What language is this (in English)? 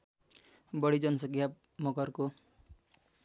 Nepali